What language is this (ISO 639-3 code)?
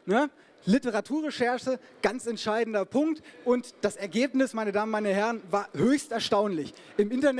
deu